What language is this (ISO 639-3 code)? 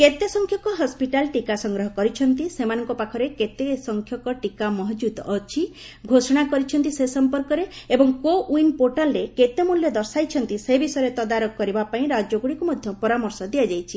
ori